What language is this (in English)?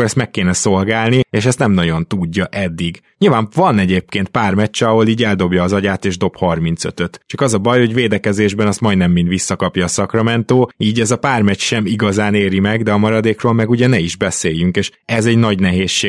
Hungarian